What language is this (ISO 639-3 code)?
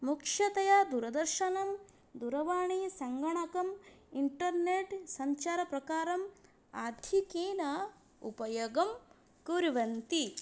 san